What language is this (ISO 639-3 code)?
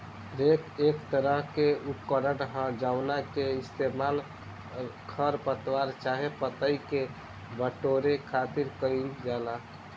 bho